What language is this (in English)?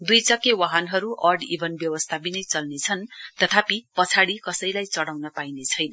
Nepali